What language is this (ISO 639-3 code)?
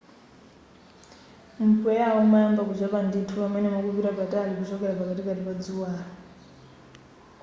nya